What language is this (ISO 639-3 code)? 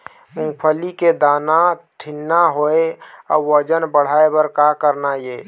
hne